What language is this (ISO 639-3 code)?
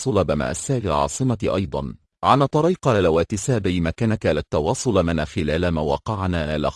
ara